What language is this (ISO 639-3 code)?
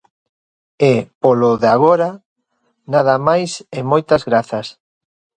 glg